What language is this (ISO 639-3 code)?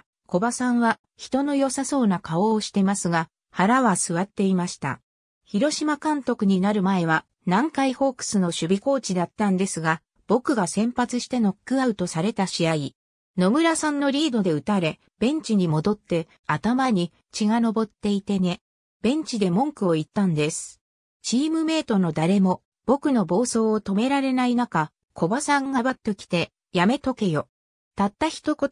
jpn